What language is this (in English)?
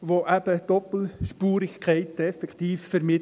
Swiss German